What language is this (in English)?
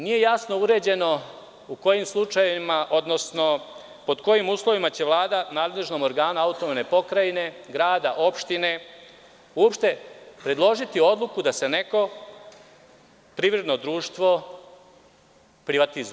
Serbian